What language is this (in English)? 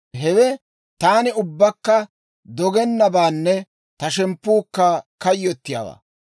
Dawro